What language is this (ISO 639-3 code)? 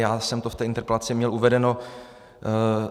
ces